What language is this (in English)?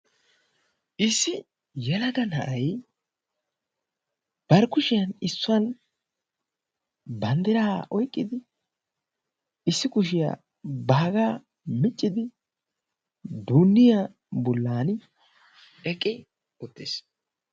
Wolaytta